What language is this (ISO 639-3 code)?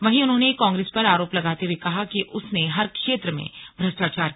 hin